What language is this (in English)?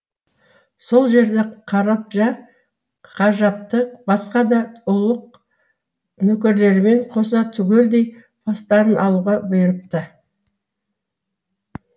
Kazakh